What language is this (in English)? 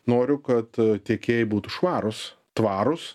Lithuanian